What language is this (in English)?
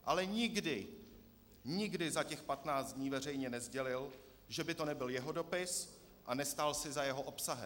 Czech